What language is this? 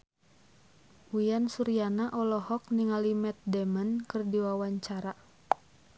Sundanese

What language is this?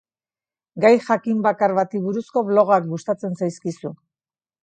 Basque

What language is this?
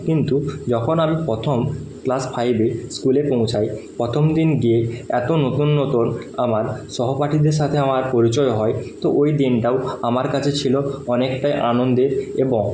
Bangla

